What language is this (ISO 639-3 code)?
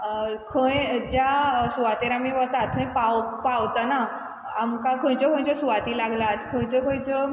kok